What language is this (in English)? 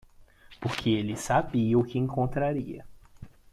Portuguese